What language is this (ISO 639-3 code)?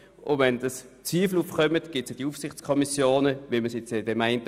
gsw